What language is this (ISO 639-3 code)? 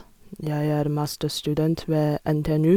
nor